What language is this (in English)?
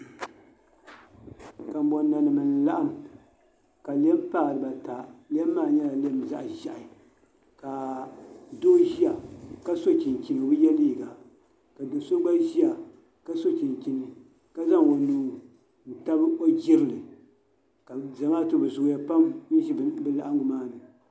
Dagbani